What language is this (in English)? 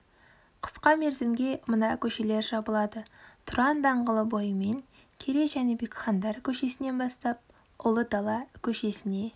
Kazakh